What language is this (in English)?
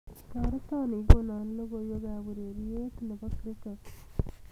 Kalenjin